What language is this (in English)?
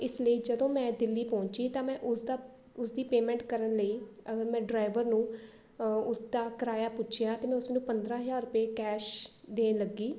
Punjabi